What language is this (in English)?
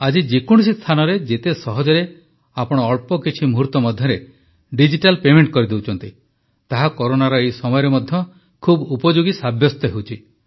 Odia